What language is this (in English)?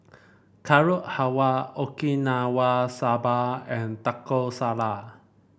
English